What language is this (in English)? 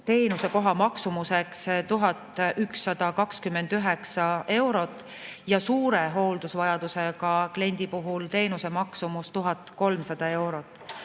Estonian